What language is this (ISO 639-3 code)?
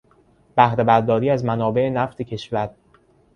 fas